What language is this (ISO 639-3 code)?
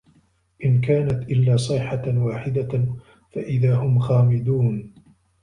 ara